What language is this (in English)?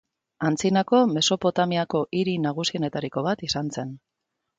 Basque